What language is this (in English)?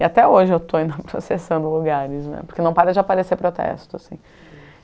Portuguese